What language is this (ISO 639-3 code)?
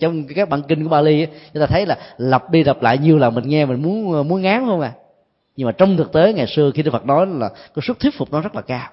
vie